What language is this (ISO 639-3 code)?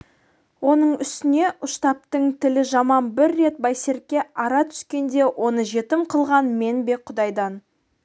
kaz